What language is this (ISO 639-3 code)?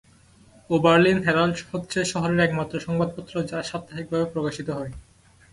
ben